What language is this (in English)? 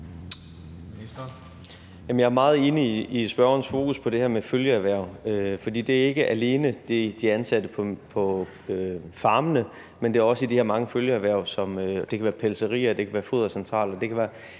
Danish